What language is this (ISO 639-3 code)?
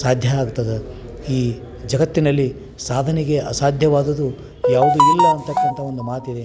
kan